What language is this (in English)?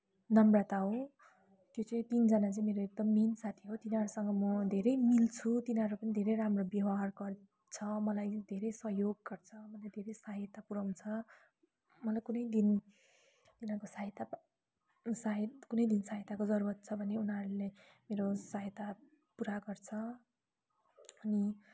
Nepali